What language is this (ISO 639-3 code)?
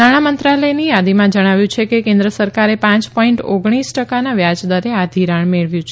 guj